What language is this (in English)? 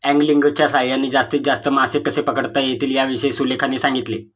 Marathi